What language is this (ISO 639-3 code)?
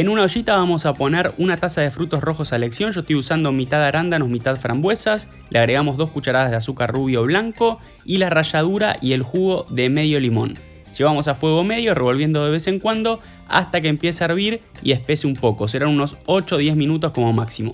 spa